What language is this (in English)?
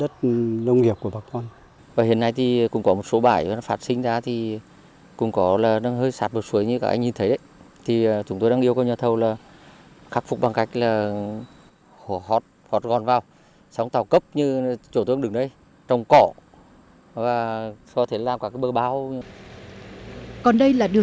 Vietnamese